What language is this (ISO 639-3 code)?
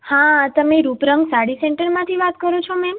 guj